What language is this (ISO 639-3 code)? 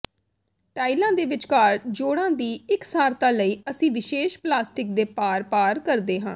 pan